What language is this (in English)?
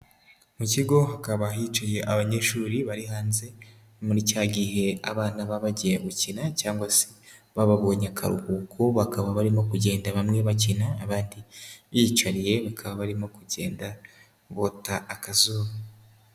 Kinyarwanda